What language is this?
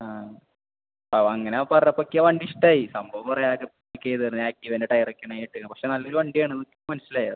Malayalam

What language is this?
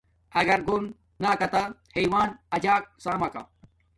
Domaaki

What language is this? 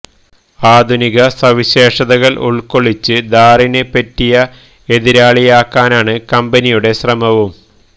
Malayalam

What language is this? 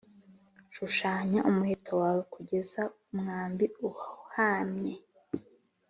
Kinyarwanda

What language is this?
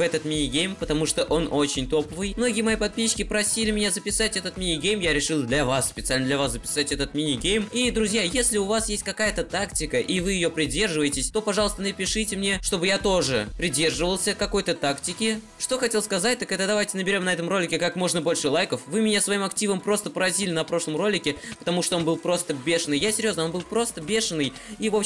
Russian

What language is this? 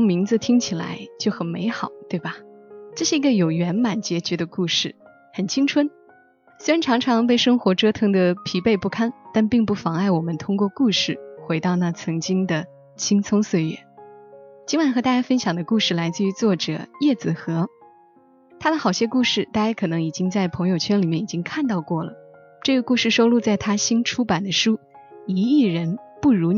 Chinese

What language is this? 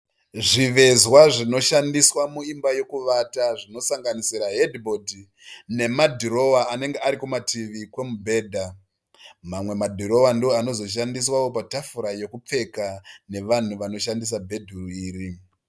Shona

